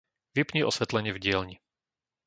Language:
Slovak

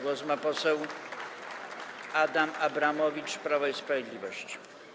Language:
Polish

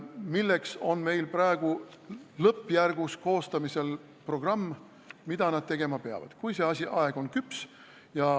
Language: Estonian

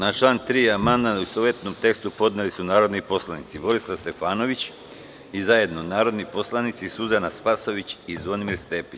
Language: Serbian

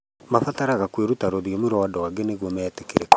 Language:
Kikuyu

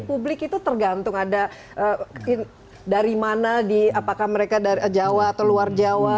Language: Indonesian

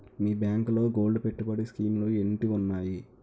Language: Telugu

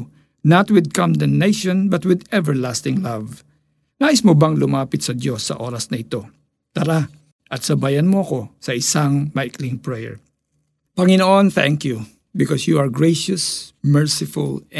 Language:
Filipino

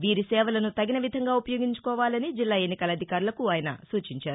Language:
Telugu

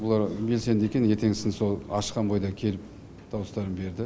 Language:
Kazakh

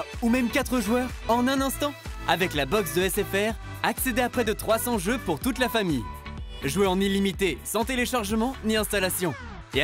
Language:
French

